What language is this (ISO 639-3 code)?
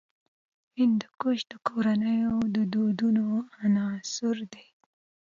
pus